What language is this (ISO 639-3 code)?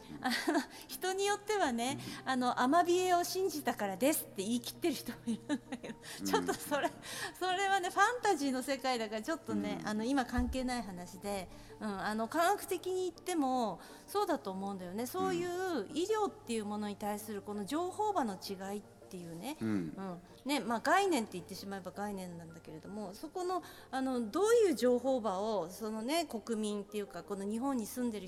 jpn